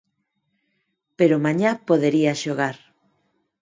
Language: Galician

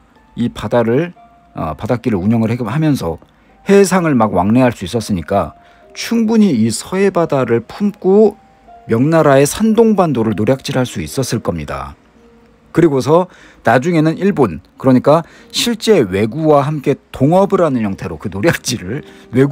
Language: Korean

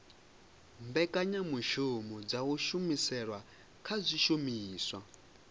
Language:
Venda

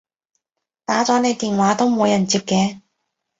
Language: Cantonese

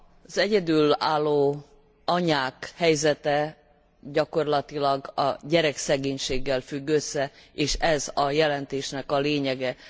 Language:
Hungarian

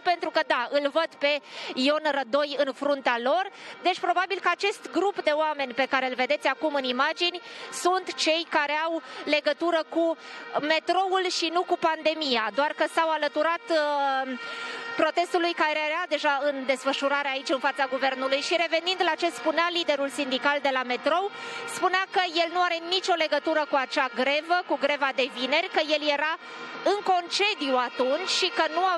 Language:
Romanian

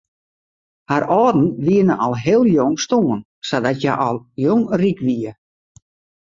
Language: Western Frisian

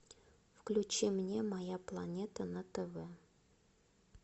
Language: Russian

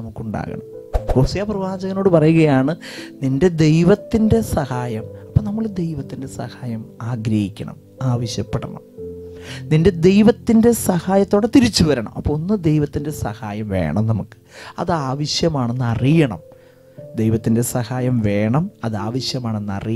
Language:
Malayalam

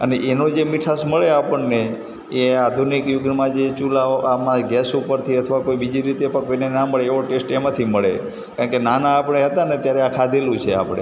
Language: Gujarati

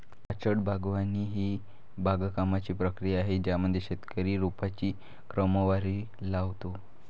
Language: Marathi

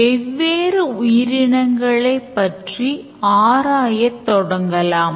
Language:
Tamil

